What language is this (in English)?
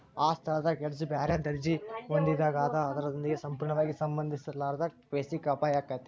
Kannada